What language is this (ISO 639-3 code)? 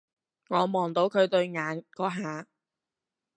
yue